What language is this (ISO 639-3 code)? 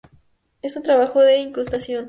spa